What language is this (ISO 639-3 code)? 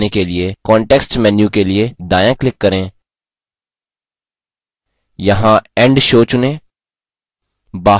hin